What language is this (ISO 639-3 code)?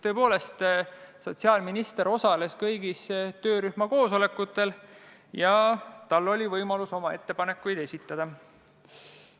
est